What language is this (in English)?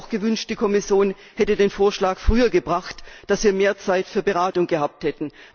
German